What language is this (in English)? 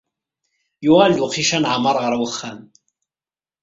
Kabyle